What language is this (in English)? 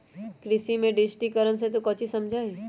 Magahi